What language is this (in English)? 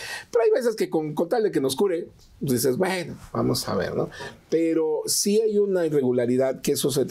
Spanish